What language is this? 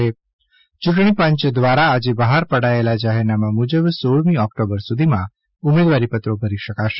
Gujarati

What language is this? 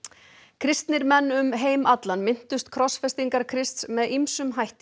Icelandic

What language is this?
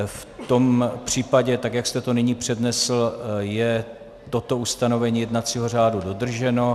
Czech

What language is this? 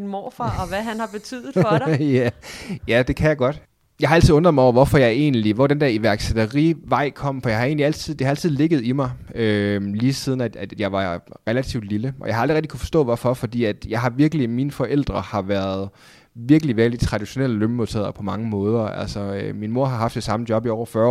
Danish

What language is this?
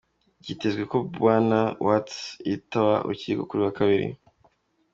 Kinyarwanda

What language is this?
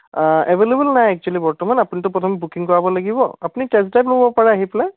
Assamese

